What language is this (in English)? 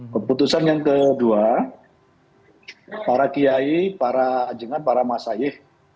Indonesian